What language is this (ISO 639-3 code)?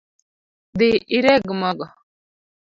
luo